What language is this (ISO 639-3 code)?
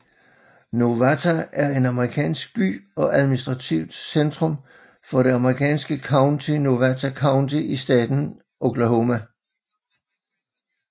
dan